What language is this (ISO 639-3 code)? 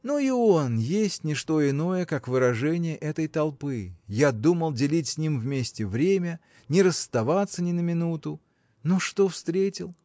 rus